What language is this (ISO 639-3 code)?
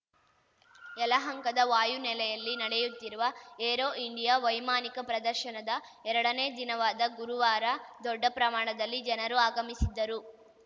kan